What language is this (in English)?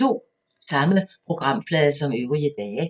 Danish